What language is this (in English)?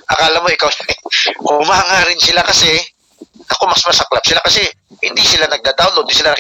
Filipino